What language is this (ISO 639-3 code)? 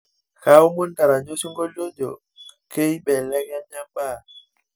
mas